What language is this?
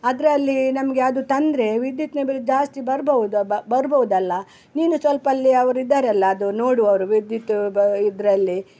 Kannada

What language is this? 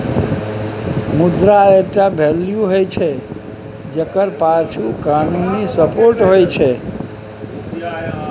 Maithili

